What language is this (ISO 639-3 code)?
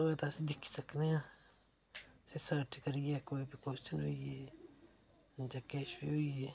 doi